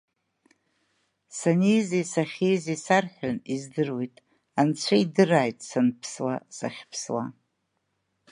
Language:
Abkhazian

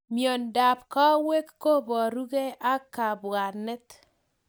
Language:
Kalenjin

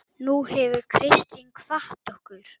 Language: Icelandic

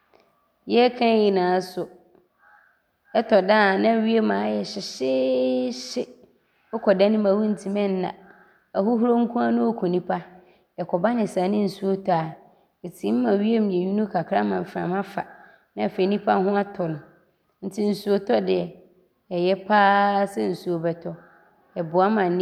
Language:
Abron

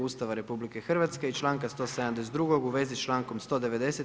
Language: Croatian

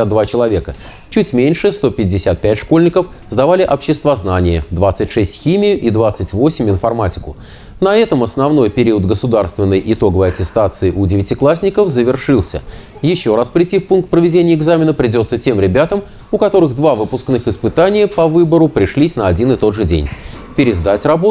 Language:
Russian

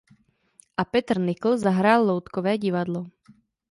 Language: Czech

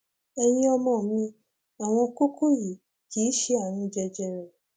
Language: Yoruba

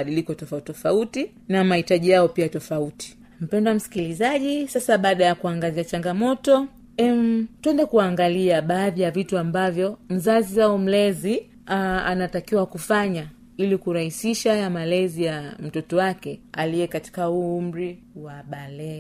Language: Swahili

